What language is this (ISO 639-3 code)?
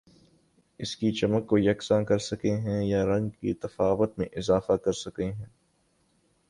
urd